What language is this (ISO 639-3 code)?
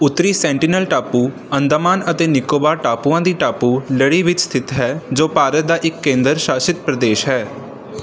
pan